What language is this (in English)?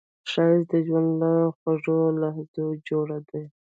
Pashto